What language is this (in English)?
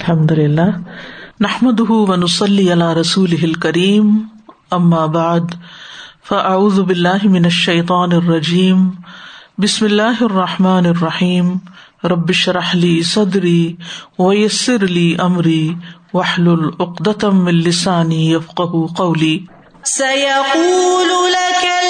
Urdu